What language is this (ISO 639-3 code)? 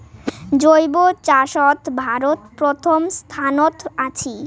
ben